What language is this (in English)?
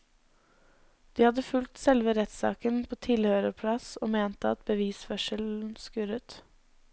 Norwegian